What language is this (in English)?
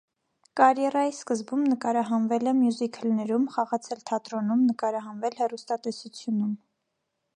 Armenian